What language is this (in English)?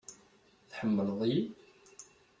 Kabyle